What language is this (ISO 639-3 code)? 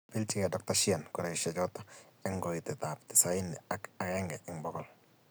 kln